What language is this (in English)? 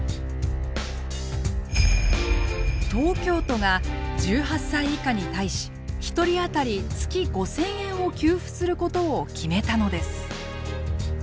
Japanese